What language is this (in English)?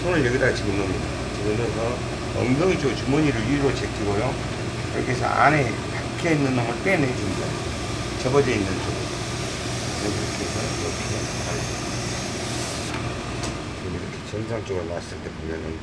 Korean